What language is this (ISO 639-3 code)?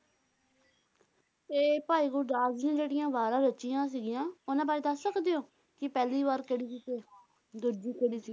pan